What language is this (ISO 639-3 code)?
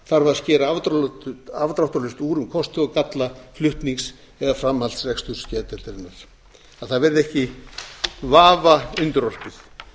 isl